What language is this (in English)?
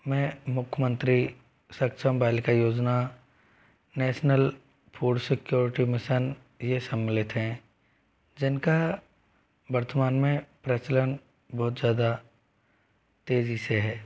Hindi